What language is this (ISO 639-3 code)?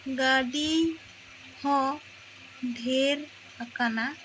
sat